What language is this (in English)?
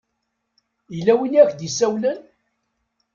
Kabyle